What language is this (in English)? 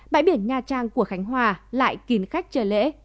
Vietnamese